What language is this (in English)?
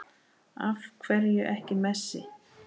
Icelandic